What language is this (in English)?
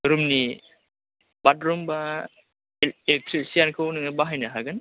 Bodo